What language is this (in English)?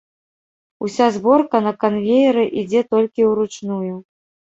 Belarusian